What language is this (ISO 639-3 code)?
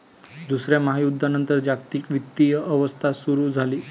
mar